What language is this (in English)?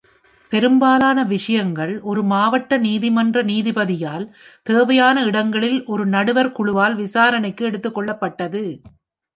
Tamil